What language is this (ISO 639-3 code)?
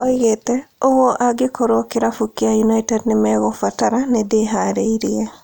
kik